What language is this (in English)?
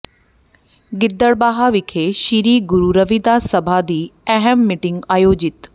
Punjabi